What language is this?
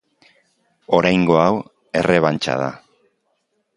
Basque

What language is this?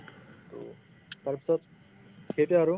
Assamese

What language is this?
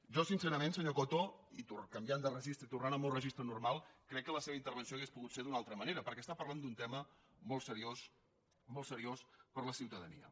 Catalan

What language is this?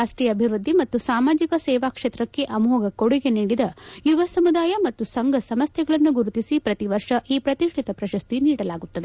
Kannada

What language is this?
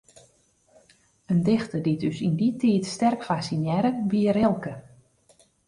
Western Frisian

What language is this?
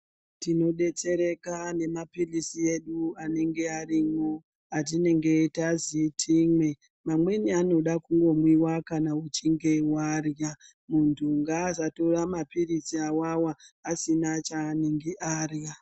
Ndau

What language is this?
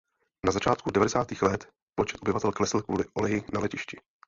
Czech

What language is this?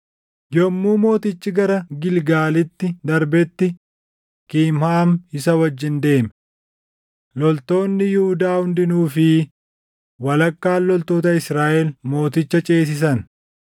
Oromo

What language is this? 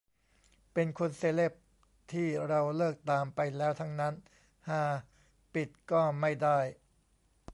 Thai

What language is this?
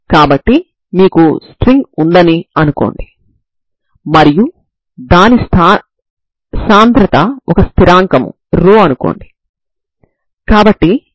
Telugu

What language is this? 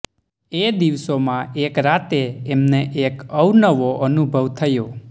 Gujarati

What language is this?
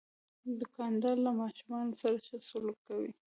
Pashto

